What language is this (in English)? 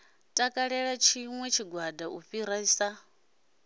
Venda